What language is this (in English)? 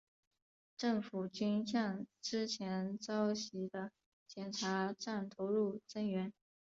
Chinese